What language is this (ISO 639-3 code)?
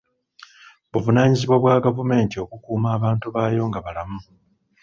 lug